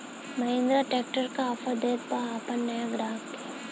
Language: Bhojpuri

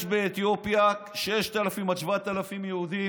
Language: Hebrew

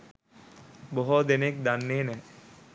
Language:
Sinhala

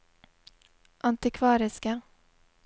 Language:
Norwegian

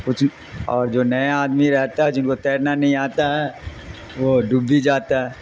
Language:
Urdu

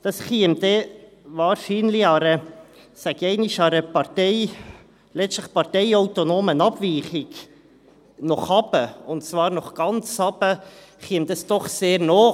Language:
Swiss German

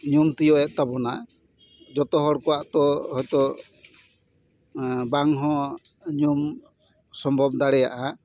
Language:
Santali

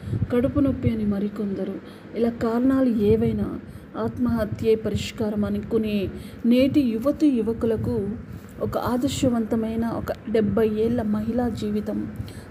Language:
Telugu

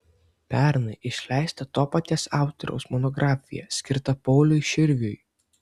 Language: Lithuanian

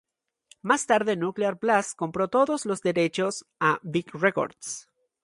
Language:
Spanish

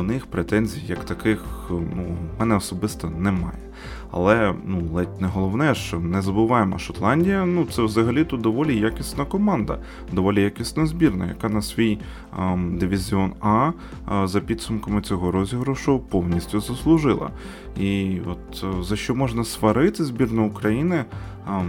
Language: Ukrainian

